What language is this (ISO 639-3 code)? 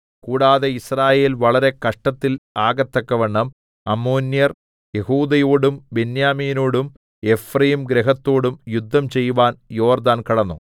mal